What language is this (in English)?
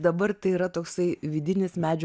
Lithuanian